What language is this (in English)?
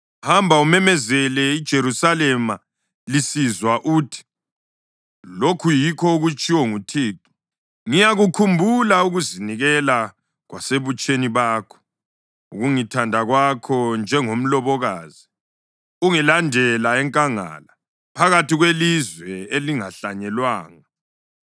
North Ndebele